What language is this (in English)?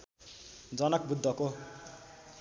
Nepali